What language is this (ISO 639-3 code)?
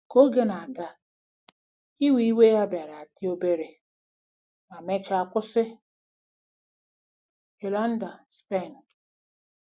ibo